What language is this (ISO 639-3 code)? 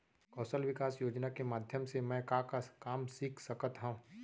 hne